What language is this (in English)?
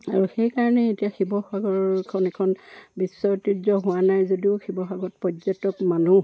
Assamese